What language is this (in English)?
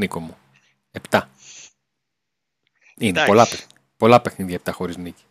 Greek